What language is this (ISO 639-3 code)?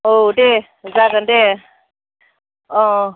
brx